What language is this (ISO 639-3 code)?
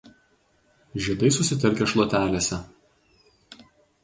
lit